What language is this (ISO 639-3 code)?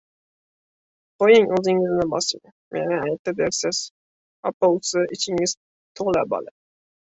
uzb